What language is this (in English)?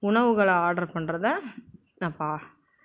Tamil